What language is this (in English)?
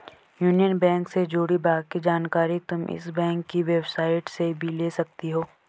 Hindi